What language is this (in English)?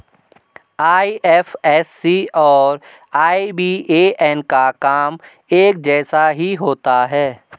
Hindi